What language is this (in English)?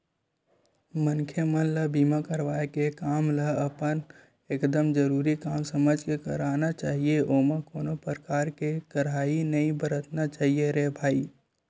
Chhattisgarhi